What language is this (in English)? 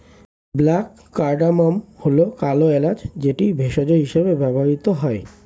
Bangla